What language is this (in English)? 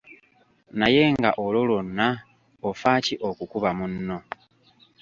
Ganda